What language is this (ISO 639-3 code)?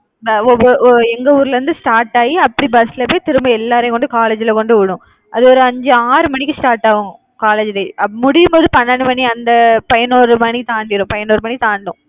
tam